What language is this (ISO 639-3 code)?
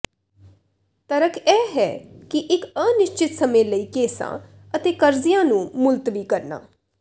pan